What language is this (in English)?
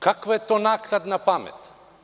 Serbian